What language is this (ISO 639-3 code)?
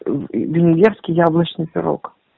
rus